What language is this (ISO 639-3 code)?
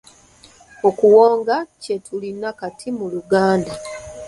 lug